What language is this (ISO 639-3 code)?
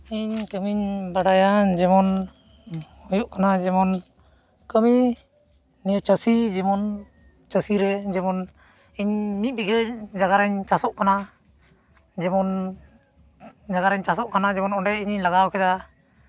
sat